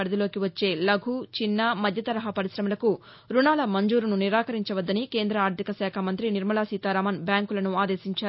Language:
Telugu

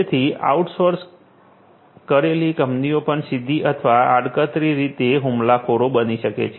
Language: Gujarati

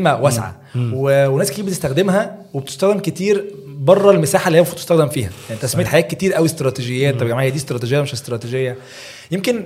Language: Arabic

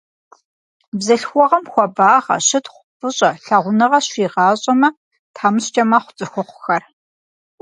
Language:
Kabardian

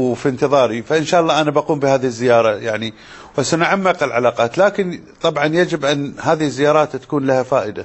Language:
Arabic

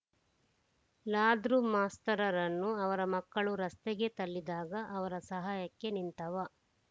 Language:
Kannada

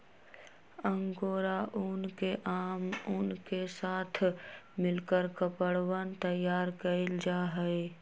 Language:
Magahi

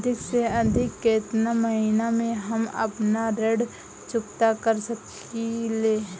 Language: Bhojpuri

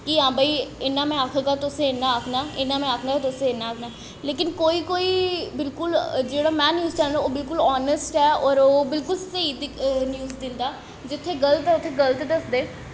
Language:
Dogri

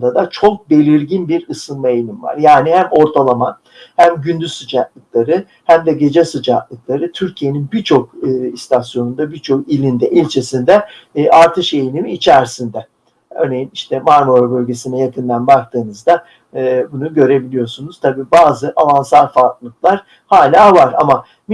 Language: Turkish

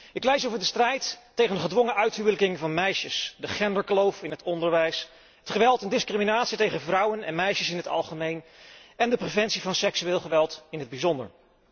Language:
Dutch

